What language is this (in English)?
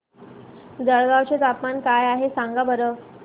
Marathi